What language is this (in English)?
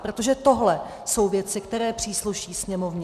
Czech